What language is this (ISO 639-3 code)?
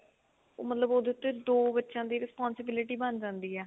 pan